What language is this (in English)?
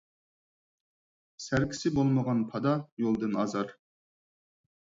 Uyghur